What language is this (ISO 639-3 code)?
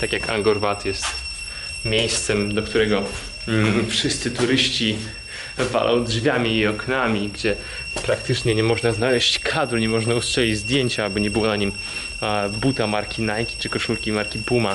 pol